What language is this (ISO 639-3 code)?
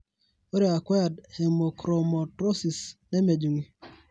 mas